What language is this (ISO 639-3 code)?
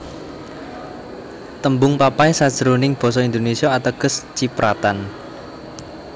jav